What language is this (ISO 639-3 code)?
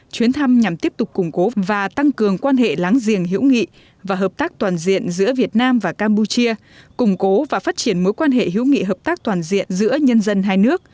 vie